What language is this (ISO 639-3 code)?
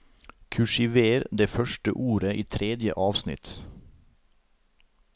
nor